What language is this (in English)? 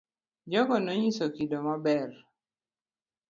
Luo (Kenya and Tanzania)